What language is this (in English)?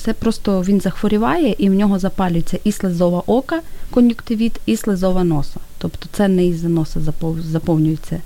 Ukrainian